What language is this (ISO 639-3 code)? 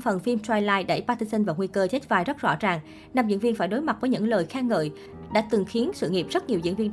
vie